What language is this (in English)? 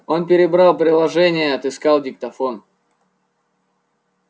Russian